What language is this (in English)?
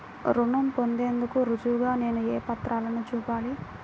Telugu